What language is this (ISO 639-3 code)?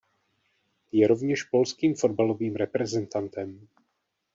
ces